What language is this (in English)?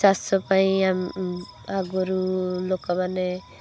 Odia